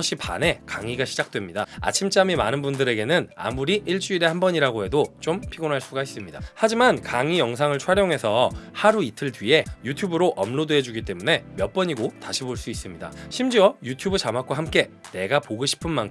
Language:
Korean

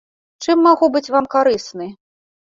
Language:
Belarusian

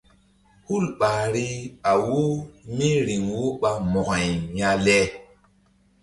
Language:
Mbum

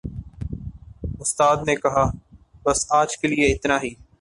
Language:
Urdu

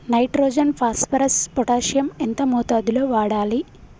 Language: Telugu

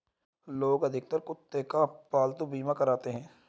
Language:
Hindi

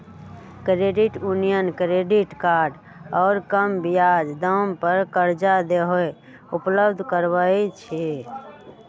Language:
Magahi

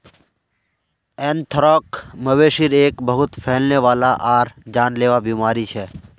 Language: Magahi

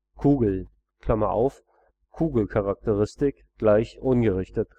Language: German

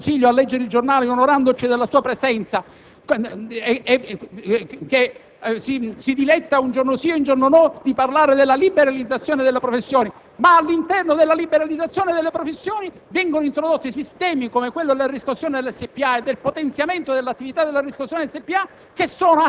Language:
Italian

